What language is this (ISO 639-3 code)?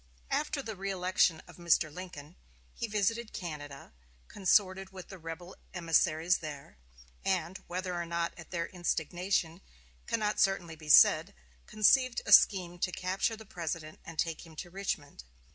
eng